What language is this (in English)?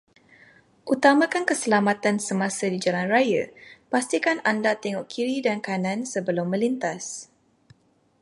Malay